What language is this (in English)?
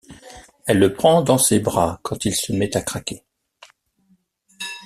French